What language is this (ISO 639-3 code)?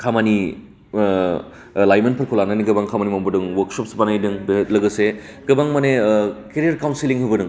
brx